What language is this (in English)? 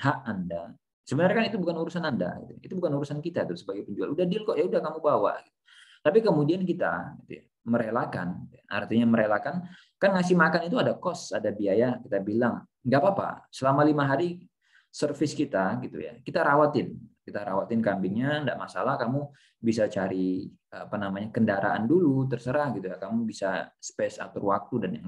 Indonesian